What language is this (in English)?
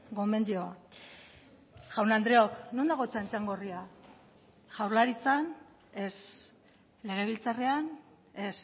Basque